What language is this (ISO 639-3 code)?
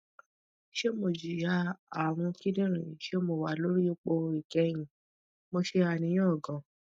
yor